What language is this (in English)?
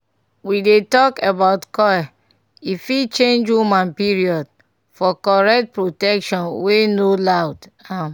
Nigerian Pidgin